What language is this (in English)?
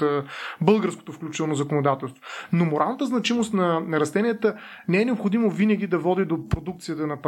Bulgarian